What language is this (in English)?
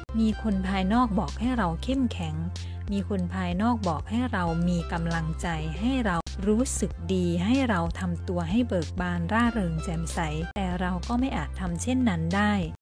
Thai